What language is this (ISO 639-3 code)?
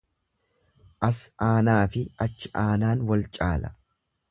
orm